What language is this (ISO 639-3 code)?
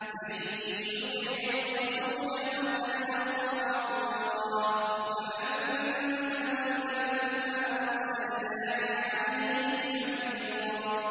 ara